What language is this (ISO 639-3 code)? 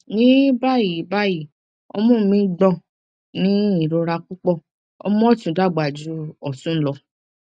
yor